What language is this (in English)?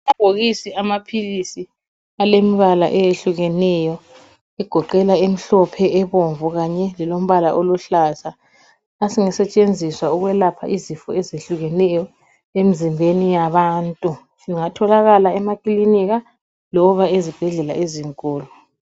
North Ndebele